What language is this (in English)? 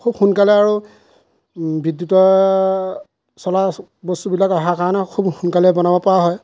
Assamese